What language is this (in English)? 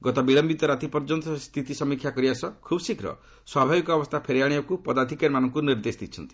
Odia